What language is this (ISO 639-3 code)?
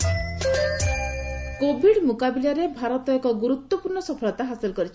ori